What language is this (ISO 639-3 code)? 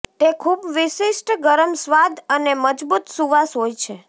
guj